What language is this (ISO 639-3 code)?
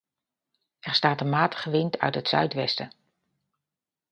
nld